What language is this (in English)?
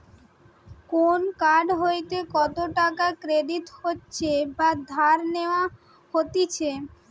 Bangla